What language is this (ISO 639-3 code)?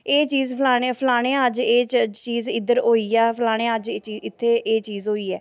doi